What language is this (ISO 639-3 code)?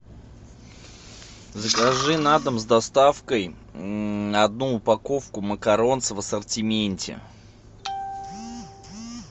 rus